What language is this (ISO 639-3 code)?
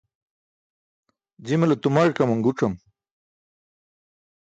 bsk